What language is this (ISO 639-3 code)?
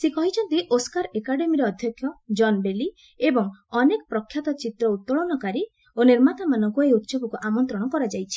ori